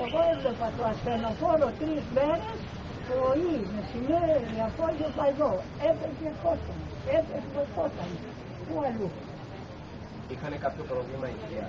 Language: Greek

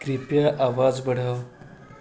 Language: Maithili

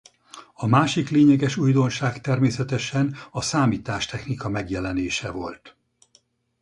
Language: Hungarian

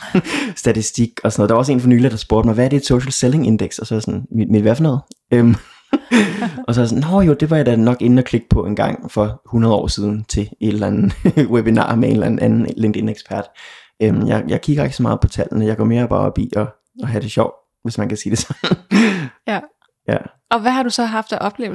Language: Danish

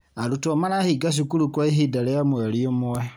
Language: Kikuyu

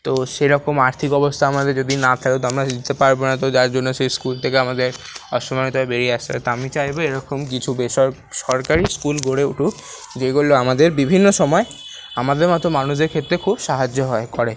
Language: Bangla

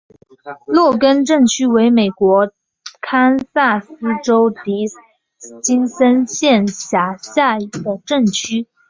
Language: Chinese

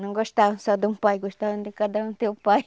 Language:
Portuguese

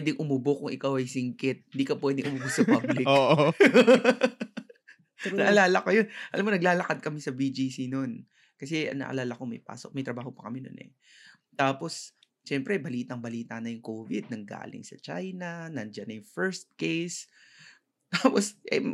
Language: Filipino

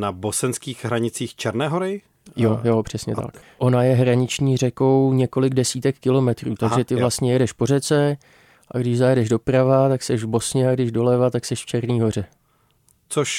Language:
Czech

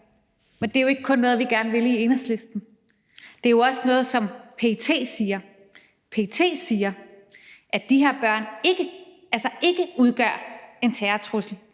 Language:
Danish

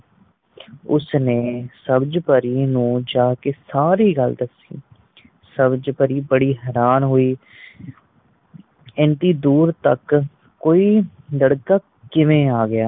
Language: Punjabi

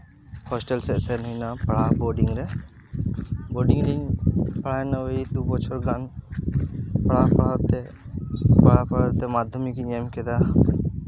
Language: Santali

